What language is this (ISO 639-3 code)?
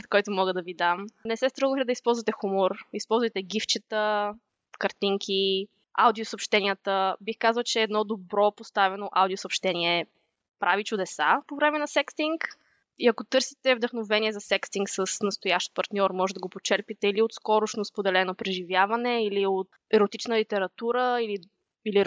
bul